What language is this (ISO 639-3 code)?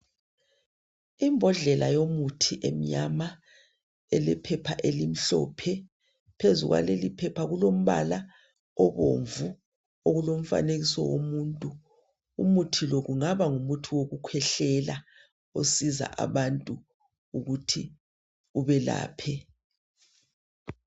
nde